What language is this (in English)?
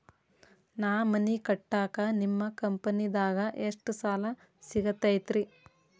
Kannada